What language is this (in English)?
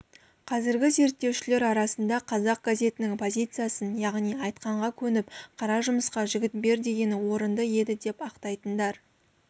Kazakh